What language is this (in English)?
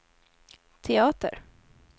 Swedish